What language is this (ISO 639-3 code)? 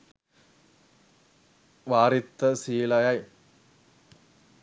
sin